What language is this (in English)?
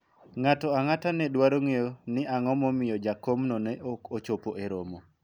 Luo (Kenya and Tanzania)